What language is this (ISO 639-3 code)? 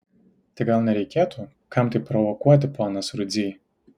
lit